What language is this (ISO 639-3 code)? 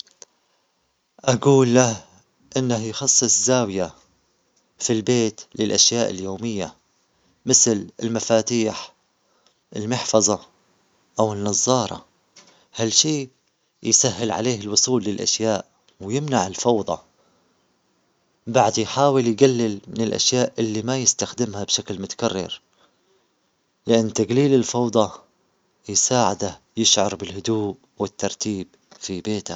acx